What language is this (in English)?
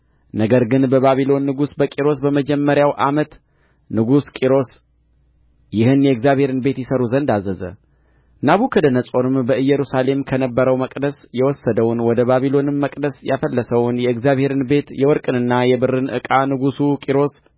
Amharic